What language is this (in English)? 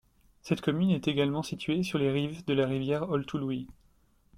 French